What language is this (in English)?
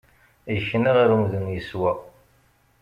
Kabyle